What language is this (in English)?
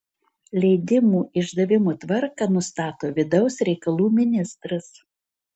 Lithuanian